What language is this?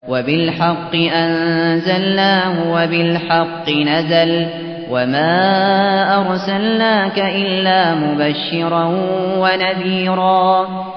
Arabic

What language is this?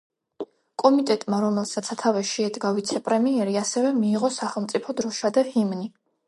Georgian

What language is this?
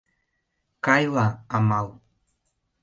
Mari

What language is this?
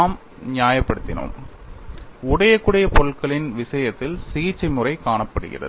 Tamil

